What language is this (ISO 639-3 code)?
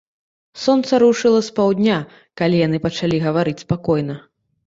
bel